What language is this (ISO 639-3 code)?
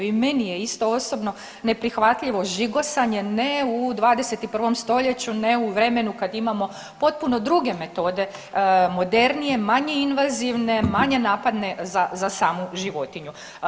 hrv